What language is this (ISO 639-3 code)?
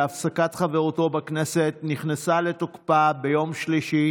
heb